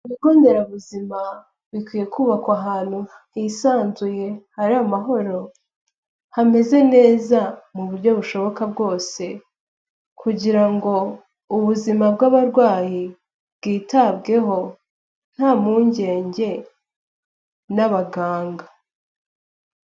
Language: Kinyarwanda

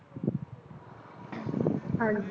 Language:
Punjabi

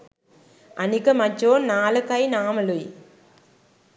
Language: Sinhala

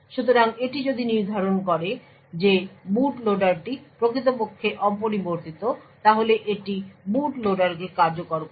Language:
Bangla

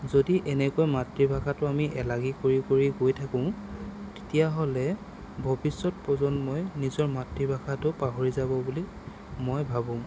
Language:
Assamese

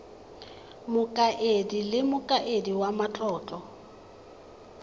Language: Tswana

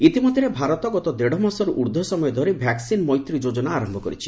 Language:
Odia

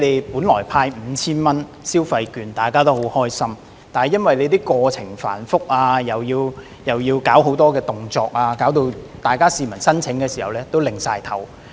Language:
Cantonese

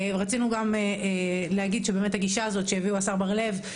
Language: Hebrew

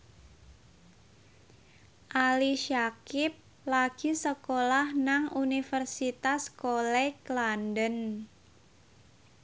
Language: Javanese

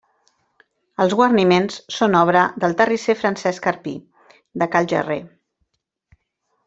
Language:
Catalan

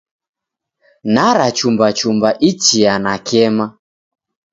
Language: Taita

